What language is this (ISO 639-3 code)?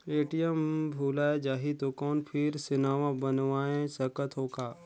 hne